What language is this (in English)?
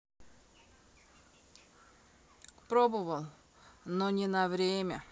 Russian